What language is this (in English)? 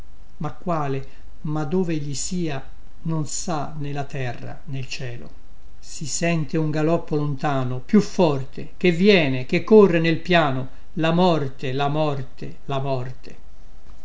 Italian